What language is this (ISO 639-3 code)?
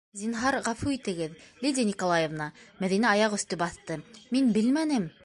bak